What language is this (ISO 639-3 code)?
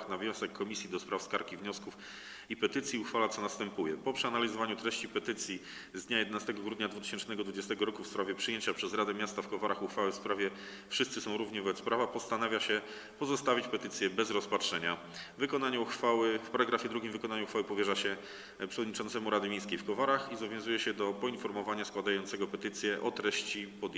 pol